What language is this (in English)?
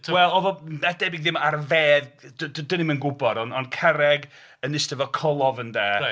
Welsh